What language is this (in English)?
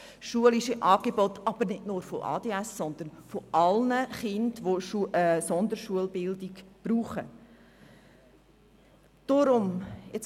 Swiss German